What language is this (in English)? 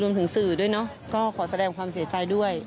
Thai